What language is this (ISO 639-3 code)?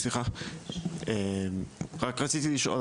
heb